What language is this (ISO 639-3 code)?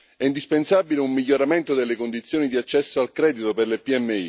ita